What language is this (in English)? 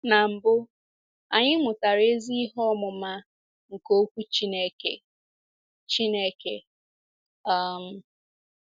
Igbo